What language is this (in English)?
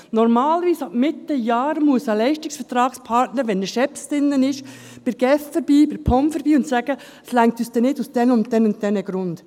Swiss German